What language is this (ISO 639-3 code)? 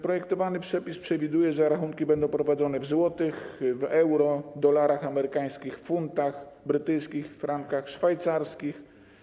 pol